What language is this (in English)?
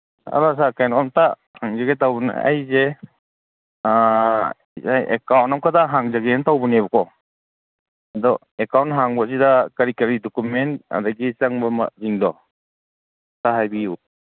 Manipuri